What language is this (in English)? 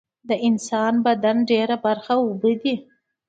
Pashto